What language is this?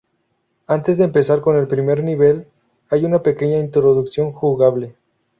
Spanish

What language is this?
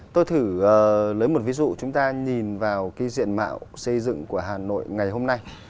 Vietnamese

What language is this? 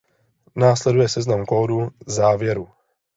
Czech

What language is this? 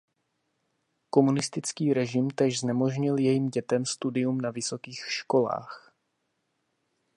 Czech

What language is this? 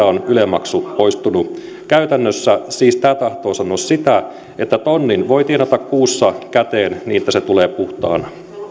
Finnish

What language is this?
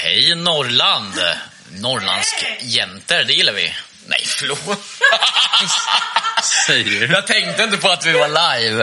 Swedish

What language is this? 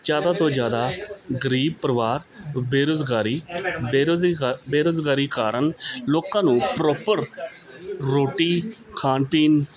Punjabi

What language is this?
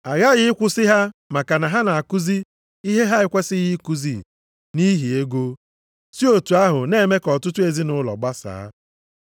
Igbo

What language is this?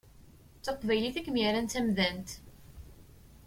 Kabyle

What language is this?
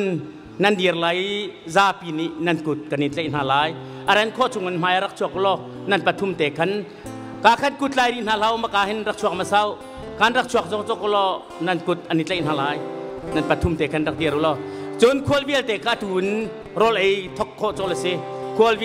Thai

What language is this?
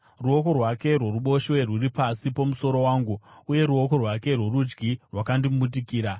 Shona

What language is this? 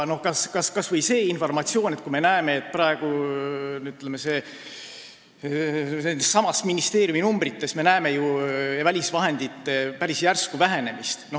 Estonian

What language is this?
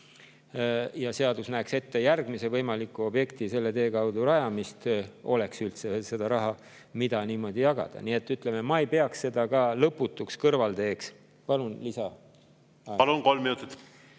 Estonian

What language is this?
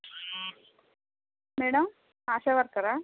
Telugu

